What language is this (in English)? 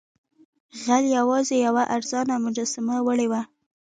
Pashto